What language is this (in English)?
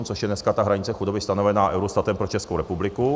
Czech